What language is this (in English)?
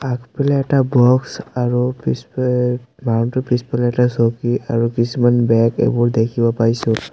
Assamese